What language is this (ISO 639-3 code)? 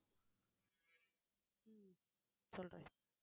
tam